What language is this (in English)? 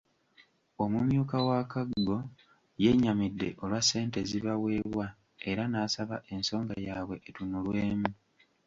Ganda